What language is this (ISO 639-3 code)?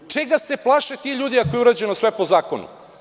srp